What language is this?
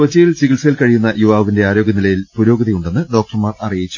Malayalam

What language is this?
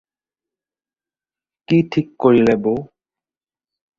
Assamese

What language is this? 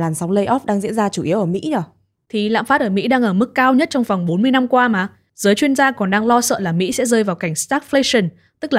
Vietnamese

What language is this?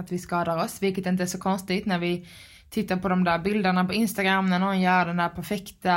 Swedish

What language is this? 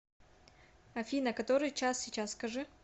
Russian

